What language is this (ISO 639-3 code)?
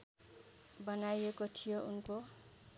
nep